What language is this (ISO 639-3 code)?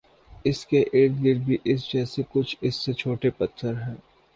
urd